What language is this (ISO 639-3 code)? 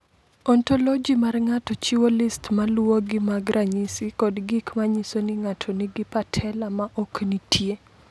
luo